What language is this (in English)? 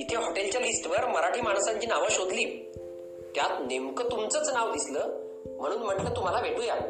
Marathi